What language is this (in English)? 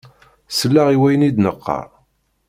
Kabyle